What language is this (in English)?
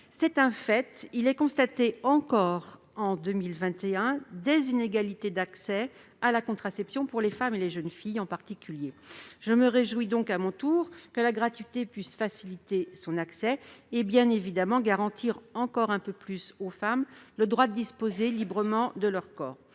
French